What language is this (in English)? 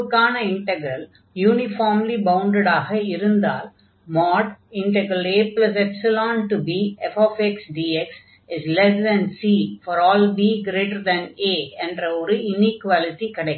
Tamil